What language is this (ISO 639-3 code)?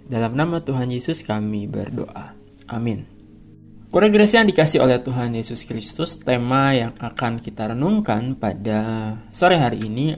ind